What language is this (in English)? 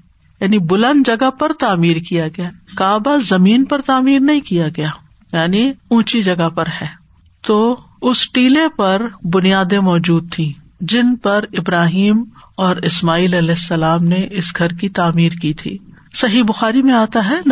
Urdu